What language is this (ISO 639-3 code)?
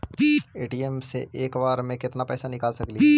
mag